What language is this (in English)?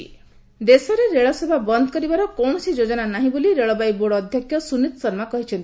Odia